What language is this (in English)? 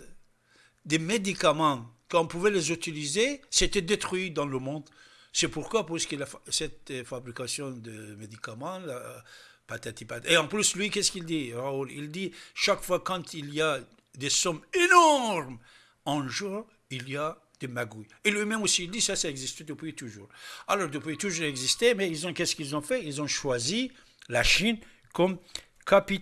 French